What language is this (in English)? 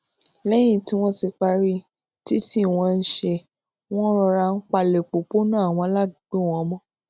Yoruba